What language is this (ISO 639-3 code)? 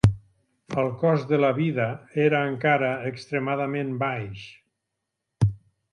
cat